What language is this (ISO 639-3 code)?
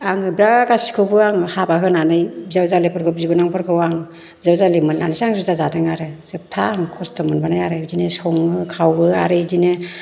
brx